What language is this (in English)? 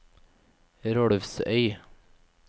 Norwegian